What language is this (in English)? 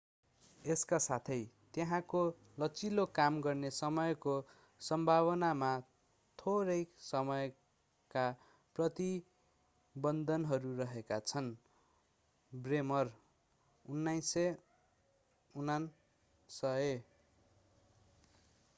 Nepali